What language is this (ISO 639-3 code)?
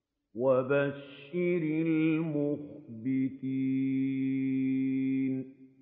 ara